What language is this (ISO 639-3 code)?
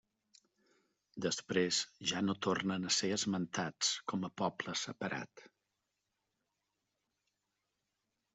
cat